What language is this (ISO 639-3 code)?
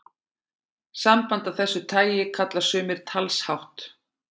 isl